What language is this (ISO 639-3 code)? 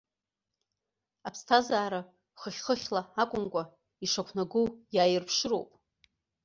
abk